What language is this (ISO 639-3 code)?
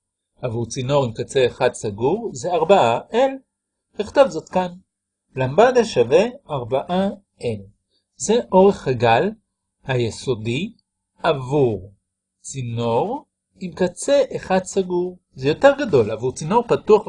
heb